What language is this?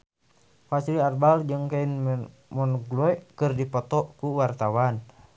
Sundanese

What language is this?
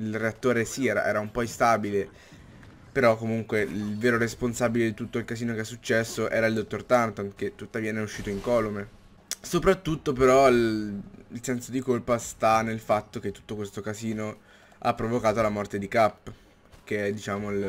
Italian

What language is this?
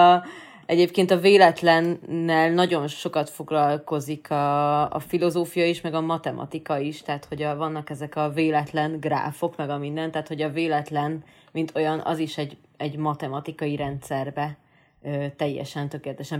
Hungarian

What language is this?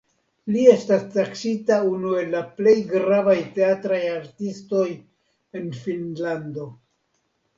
Esperanto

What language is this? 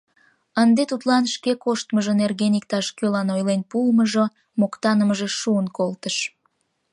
Mari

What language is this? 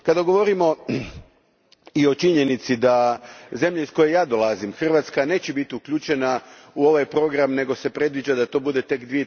Croatian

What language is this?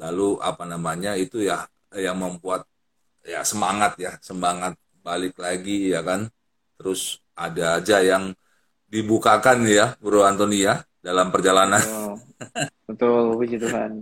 Indonesian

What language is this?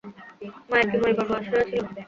Bangla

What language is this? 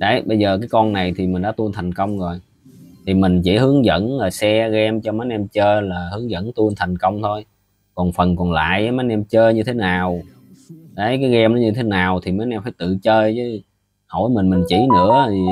Vietnamese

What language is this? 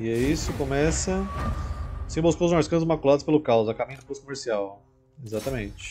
Portuguese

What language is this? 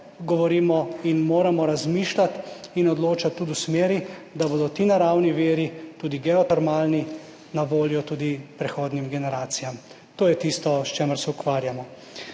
Slovenian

